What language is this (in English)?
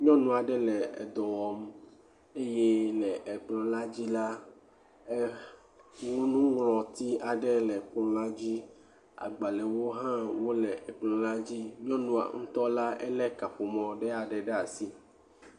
Ewe